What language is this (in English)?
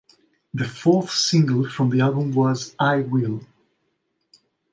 English